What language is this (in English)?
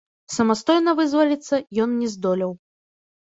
Belarusian